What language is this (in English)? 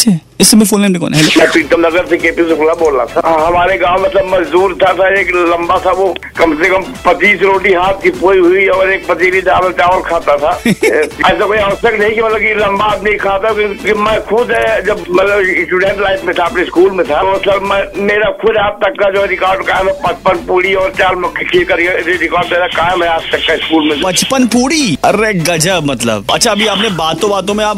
Hindi